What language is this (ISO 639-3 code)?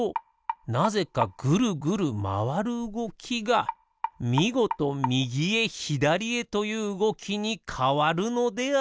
jpn